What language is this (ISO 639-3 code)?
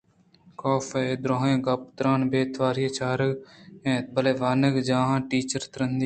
bgp